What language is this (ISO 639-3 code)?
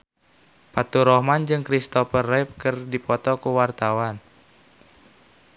sun